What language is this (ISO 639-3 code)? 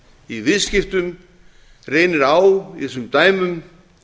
isl